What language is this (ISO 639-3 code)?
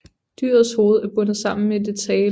dan